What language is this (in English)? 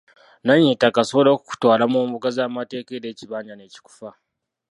Ganda